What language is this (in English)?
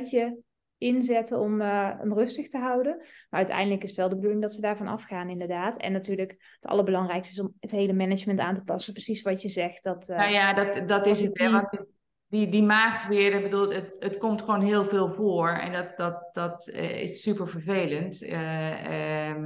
Dutch